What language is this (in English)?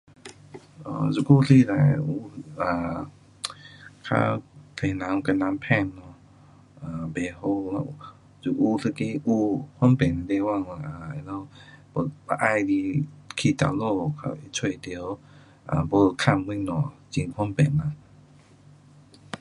Pu-Xian Chinese